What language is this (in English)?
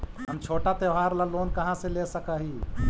Magahi